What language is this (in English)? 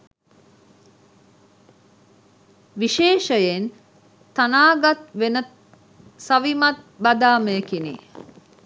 Sinhala